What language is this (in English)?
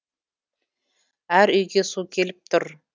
Kazakh